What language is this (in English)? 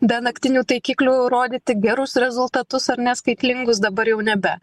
Lithuanian